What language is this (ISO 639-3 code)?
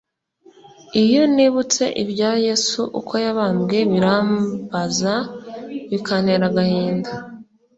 kin